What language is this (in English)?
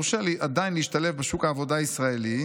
Hebrew